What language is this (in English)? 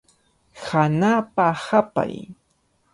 Cajatambo North Lima Quechua